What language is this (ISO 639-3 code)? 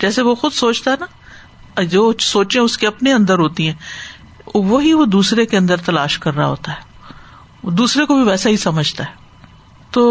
urd